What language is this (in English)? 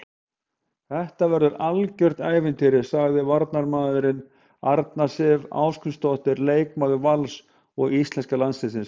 Icelandic